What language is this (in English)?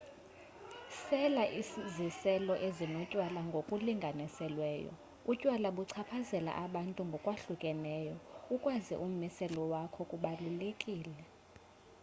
Xhosa